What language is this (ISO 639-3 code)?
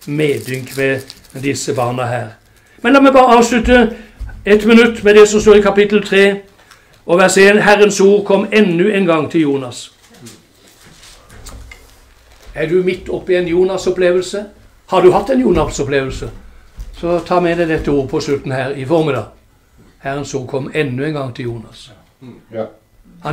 nor